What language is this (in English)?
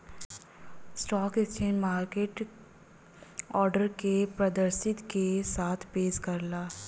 Bhojpuri